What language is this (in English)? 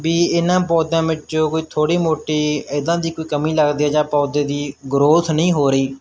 Punjabi